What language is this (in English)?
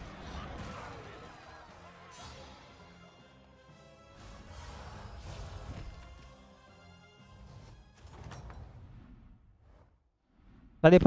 French